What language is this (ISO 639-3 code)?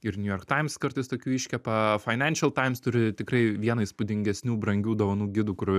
lit